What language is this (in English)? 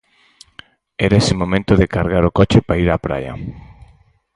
Galician